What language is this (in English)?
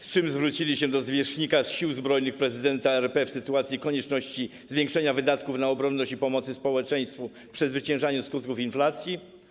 Polish